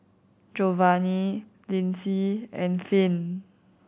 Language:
English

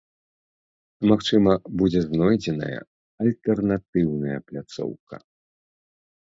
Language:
Belarusian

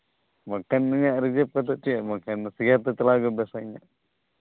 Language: Santali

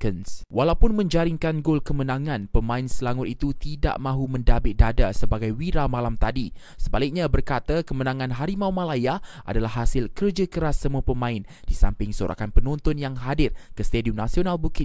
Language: Malay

